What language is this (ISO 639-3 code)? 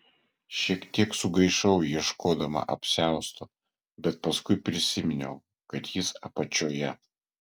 lit